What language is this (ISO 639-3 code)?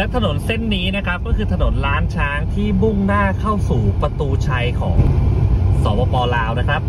tha